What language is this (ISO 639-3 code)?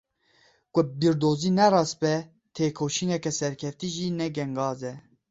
kur